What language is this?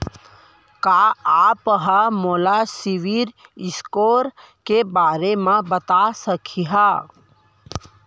Chhattisgarhi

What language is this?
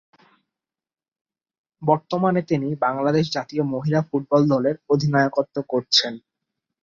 Bangla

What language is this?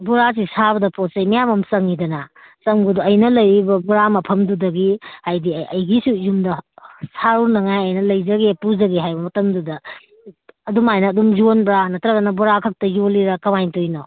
Manipuri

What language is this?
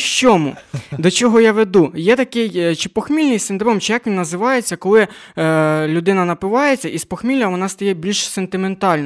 Ukrainian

